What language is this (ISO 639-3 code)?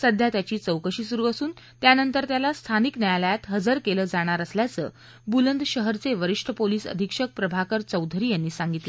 mar